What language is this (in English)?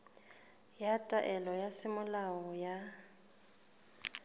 Southern Sotho